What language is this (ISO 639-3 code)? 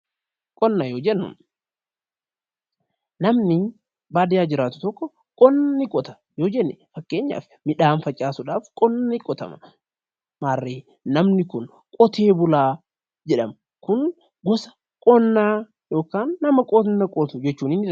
orm